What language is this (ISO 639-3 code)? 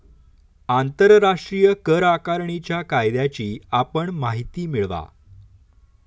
mar